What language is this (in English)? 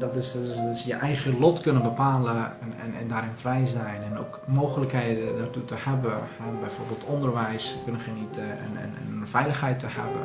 Dutch